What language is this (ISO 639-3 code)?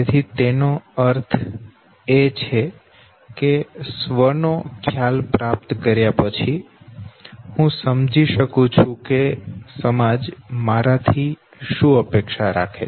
guj